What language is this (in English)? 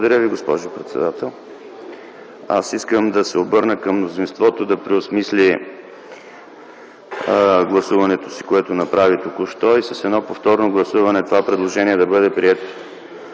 Bulgarian